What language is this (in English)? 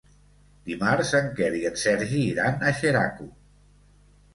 Catalan